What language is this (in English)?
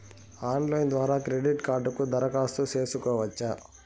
Telugu